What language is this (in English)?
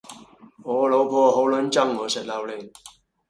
Cantonese